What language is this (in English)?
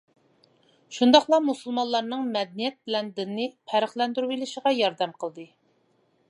Uyghur